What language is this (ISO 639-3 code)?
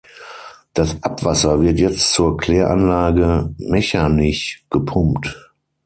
deu